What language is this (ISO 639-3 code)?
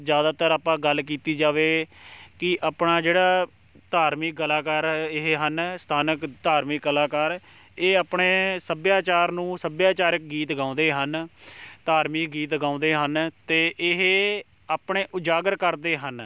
pan